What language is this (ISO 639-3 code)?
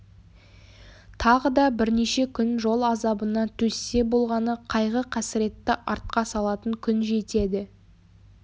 kaz